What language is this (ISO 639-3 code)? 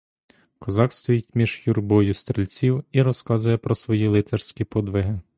ukr